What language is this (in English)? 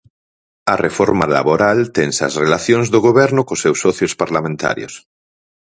Galician